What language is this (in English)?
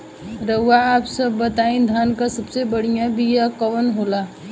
Bhojpuri